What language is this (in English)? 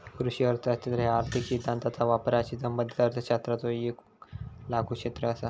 Marathi